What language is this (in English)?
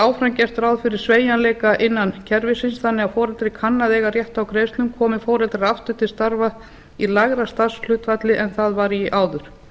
Icelandic